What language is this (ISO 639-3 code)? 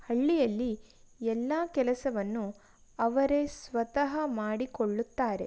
kan